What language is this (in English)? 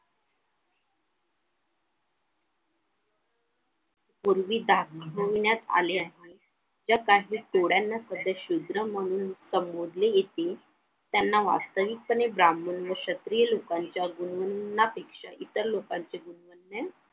Marathi